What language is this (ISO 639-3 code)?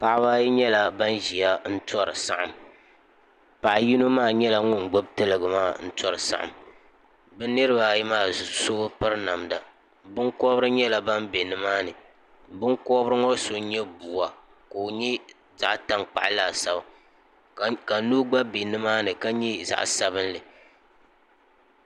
dag